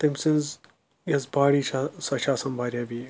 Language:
Kashmiri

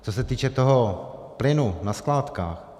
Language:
Czech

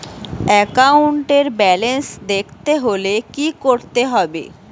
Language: Bangla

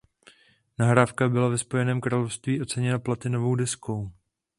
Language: Czech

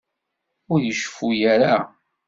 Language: Kabyle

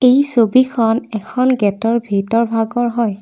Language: Assamese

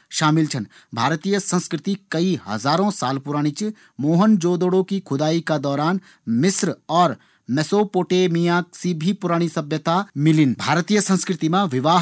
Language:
Garhwali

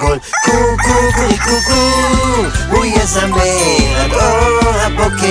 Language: Hebrew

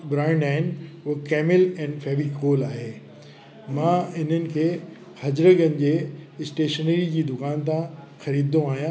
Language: Sindhi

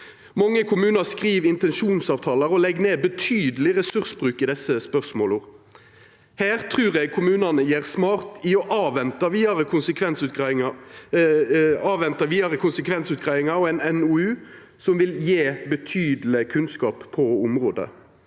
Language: Norwegian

